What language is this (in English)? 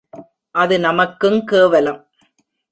Tamil